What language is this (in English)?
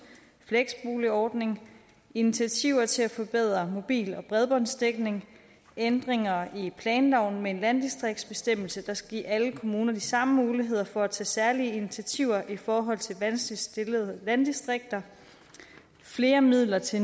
Danish